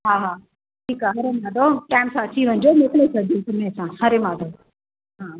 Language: Sindhi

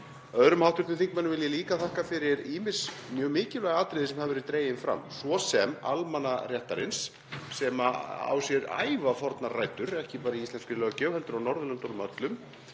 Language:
Icelandic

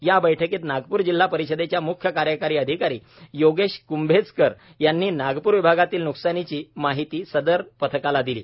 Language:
Marathi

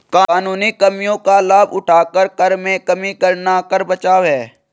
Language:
Hindi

